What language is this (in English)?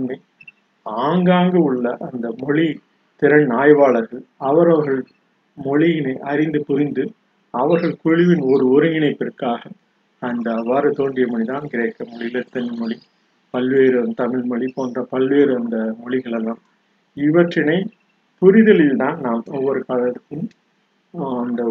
Tamil